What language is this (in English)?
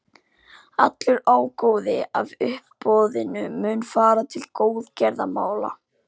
Icelandic